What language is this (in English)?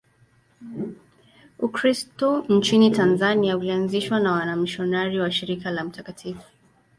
Swahili